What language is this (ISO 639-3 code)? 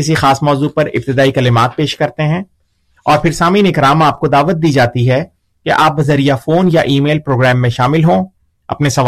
urd